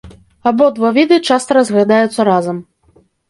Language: Belarusian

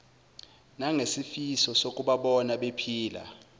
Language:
Zulu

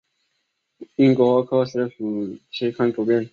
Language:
Chinese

